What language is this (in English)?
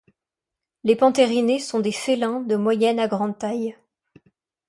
French